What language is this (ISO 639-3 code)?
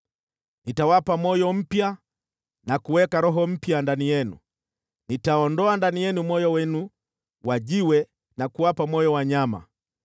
swa